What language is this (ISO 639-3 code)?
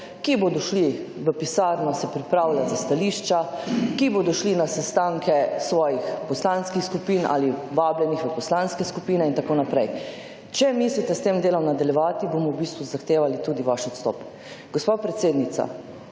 slv